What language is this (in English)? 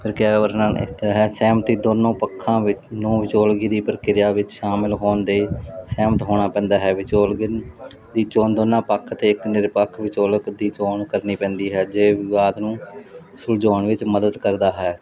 Punjabi